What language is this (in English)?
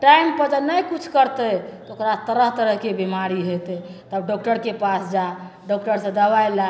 Maithili